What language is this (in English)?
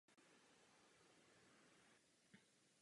Czech